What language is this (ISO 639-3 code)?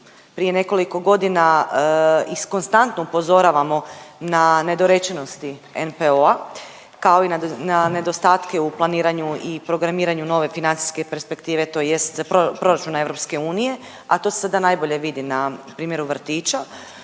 hrv